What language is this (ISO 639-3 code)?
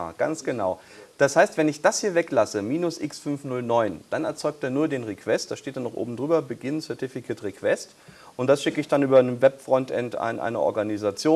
deu